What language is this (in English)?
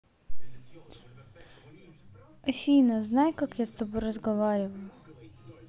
Russian